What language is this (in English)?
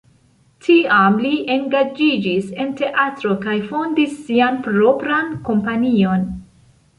Esperanto